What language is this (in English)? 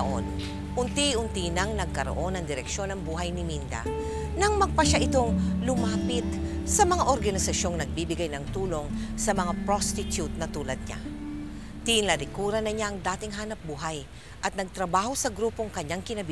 Filipino